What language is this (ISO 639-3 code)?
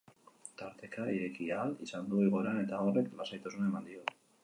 eus